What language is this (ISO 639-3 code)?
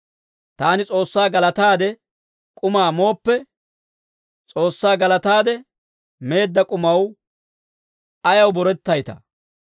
dwr